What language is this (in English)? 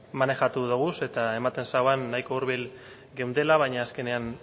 Basque